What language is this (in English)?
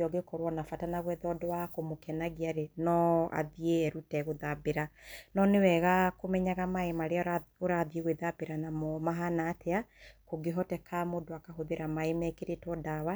Kikuyu